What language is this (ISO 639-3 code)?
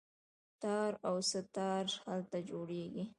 pus